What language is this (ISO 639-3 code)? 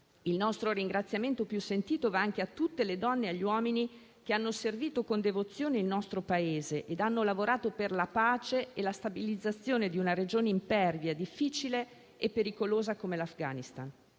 ita